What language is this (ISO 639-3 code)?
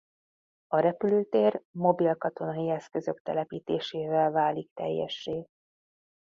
hun